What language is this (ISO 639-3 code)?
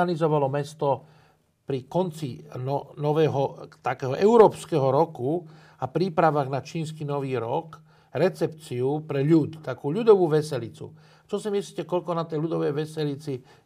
slk